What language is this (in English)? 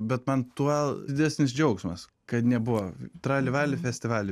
Lithuanian